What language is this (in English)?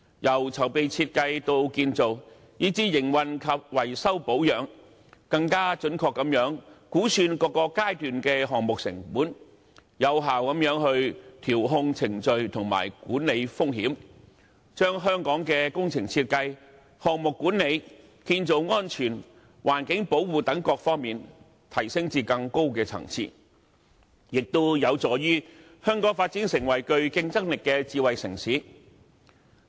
Cantonese